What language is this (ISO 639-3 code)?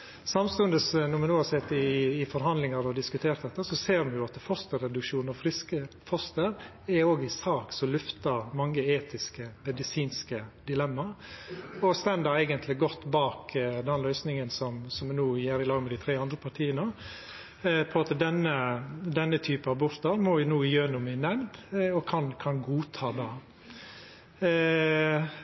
nno